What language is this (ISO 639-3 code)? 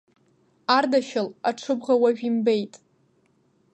abk